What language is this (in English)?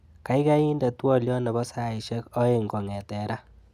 Kalenjin